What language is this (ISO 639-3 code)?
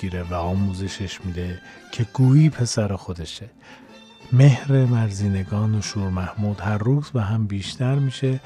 fas